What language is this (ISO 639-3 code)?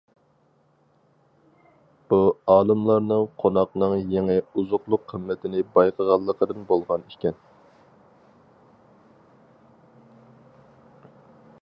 uig